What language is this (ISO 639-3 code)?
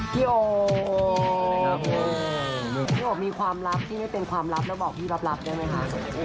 tha